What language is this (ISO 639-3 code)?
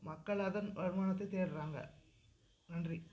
tam